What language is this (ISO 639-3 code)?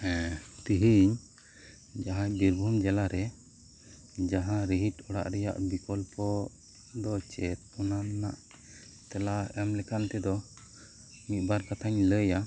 sat